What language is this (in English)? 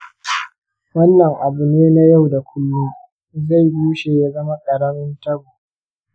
Hausa